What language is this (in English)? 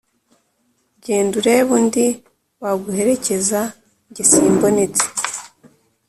Kinyarwanda